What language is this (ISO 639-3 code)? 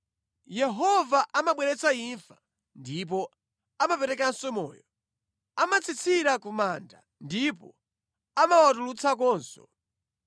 nya